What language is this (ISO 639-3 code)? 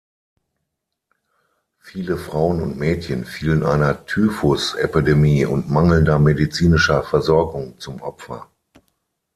deu